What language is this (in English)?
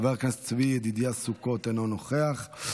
Hebrew